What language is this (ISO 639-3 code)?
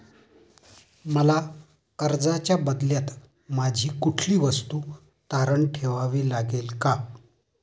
mar